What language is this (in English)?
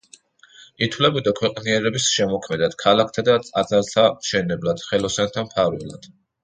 Georgian